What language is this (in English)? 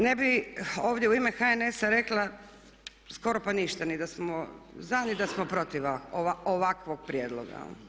Croatian